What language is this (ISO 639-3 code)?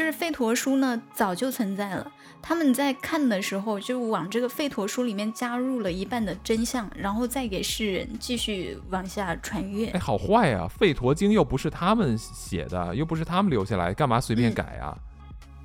zho